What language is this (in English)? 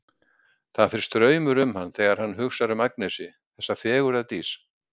Icelandic